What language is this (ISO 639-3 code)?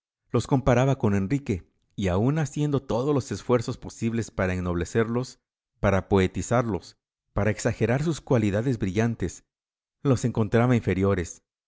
spa